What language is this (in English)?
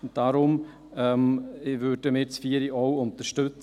Swiss German